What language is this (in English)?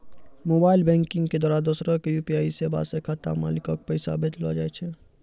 Maithili